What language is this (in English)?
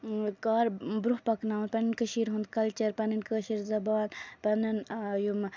Kashmiri